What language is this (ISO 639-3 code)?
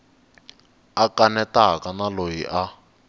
tso